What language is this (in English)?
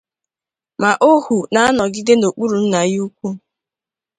Igbo